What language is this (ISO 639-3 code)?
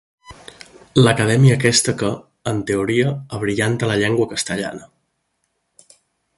cat